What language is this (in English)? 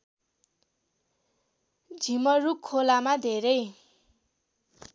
Nepali